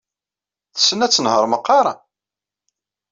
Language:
Kabyle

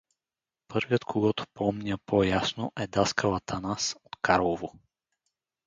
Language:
Bulgarian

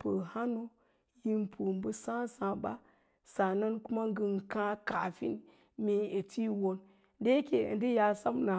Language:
Lala-Roba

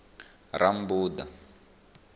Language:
Venda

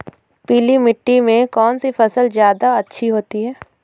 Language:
Hindi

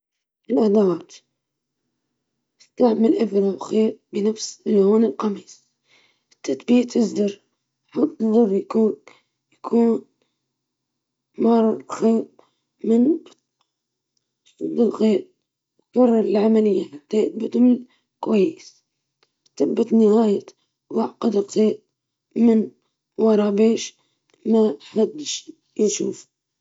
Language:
Libyan Arabic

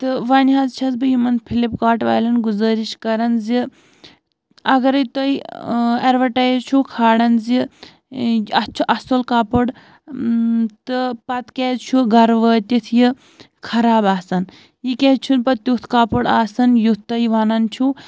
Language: Kashmiri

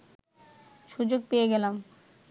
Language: Bangla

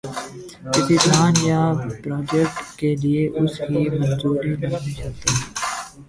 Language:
Urdu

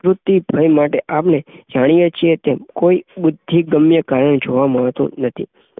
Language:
Gujarati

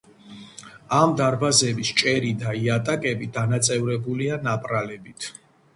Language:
Georgian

